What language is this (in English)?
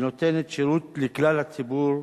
Hebrew